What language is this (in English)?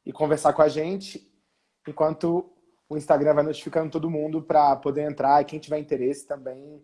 Portuguese